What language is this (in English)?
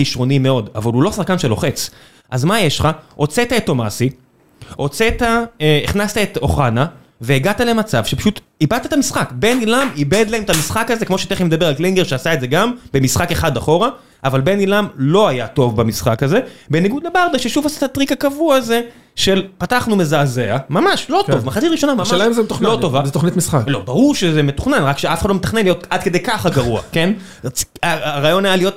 Hebrew